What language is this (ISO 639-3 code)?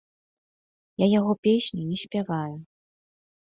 bel